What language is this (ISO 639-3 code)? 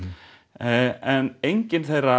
isl